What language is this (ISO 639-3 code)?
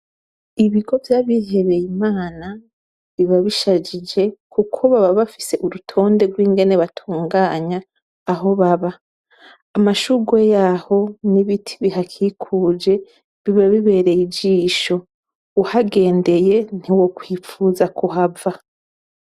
run